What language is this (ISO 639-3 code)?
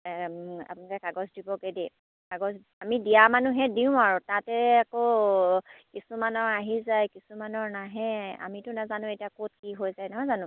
asm